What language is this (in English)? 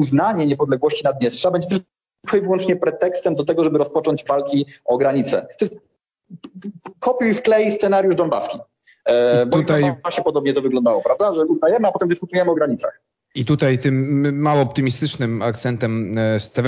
Polish